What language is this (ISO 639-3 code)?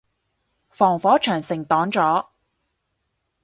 yue